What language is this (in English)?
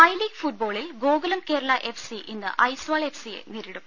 Malayalam